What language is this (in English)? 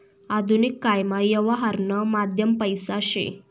Marathi